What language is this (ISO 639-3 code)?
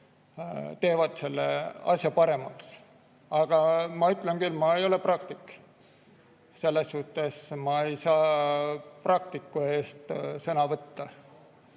est